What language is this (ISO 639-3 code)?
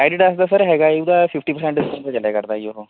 pan